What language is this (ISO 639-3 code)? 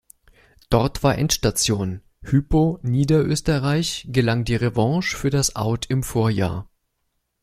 deu